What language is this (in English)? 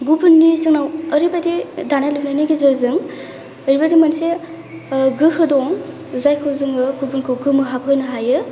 Bodo